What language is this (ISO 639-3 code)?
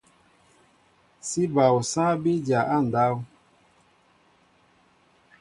mbo